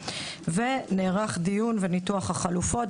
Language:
Hebrew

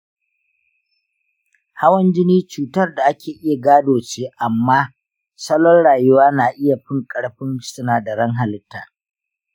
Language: Hausa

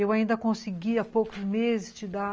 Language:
Portuguese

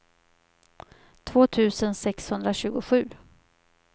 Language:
Swedish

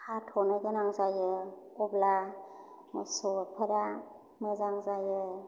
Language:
Bodo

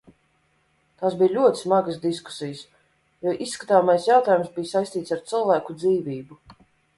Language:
Latvian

